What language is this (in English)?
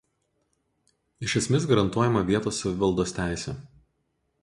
Lithuanian